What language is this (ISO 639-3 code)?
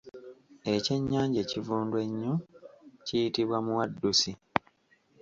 lug